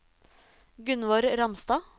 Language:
Norwegian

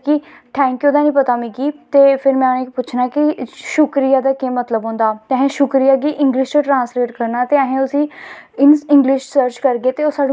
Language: Dogri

